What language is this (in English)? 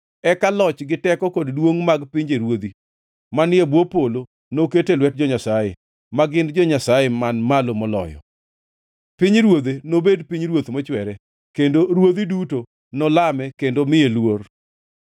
Luo (Kenya and Tanzania)